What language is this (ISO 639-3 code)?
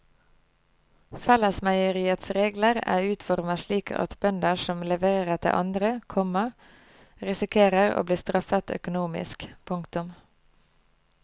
nor